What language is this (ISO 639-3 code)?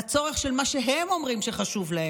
heb